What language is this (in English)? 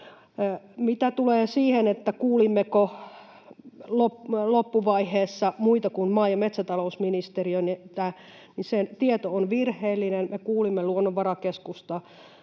Finnish